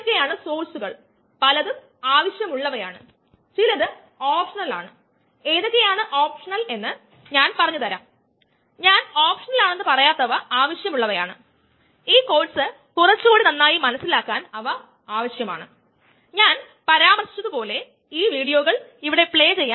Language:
Malayalam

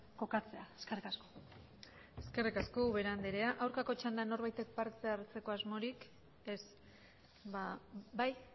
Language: Basque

